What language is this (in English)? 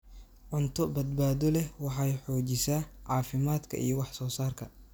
Somali